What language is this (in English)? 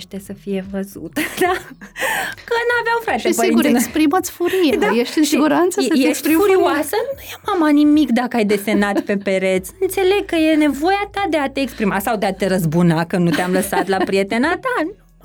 Romanian